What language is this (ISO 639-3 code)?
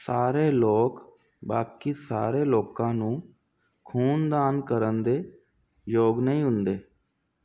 pan